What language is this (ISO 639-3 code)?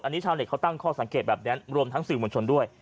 tha